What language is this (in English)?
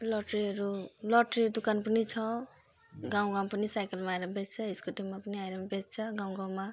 Nepali